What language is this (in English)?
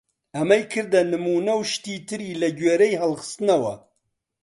Central Kurdish